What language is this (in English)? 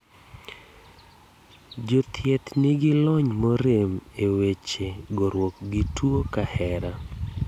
Luo (Kenya and Tanzania)